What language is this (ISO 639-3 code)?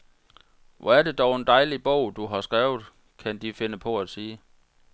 dan